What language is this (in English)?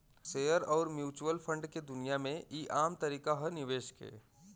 Bhojpuri